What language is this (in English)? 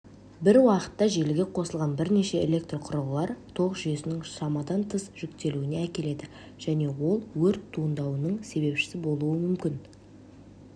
Kazakh